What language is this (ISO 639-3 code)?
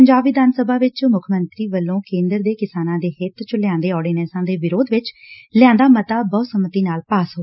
pan